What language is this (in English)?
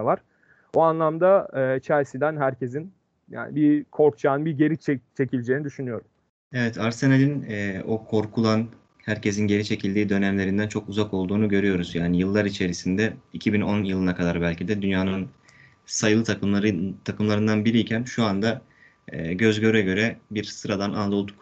Turkish